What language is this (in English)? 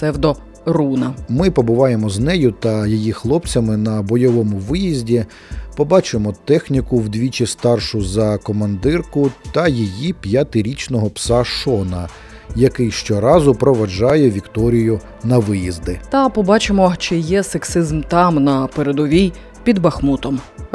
Ukrainian